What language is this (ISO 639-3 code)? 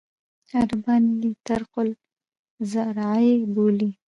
pus